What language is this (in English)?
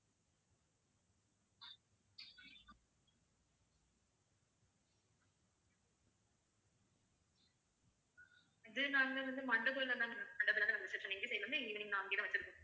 Tamil